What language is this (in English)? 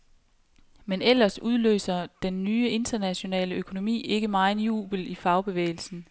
Danish